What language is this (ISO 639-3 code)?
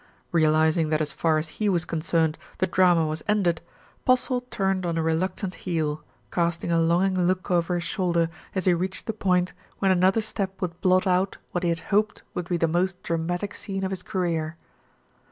eng